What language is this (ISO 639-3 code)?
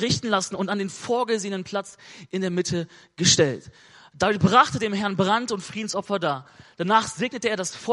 deu